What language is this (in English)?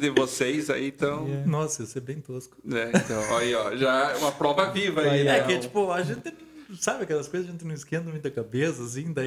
Portuguese